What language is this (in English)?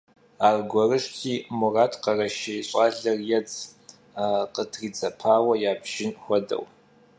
Kabardian